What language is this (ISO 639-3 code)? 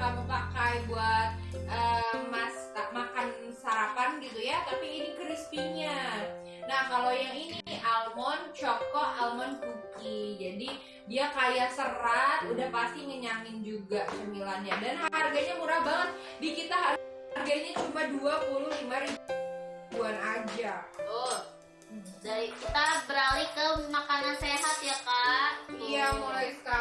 ind